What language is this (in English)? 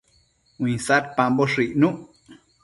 Matsés